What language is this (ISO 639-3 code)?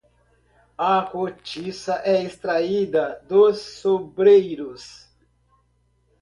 por